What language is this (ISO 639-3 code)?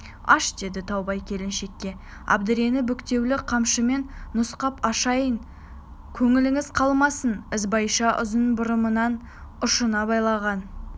kaz